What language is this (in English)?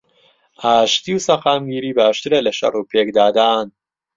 Central Kurdish